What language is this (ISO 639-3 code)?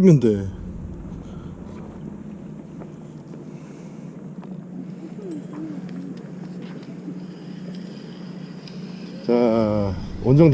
kor